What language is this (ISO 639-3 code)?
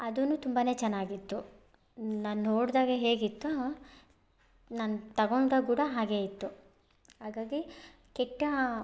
kan